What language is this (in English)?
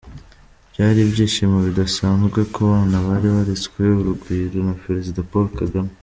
Kinyarwanda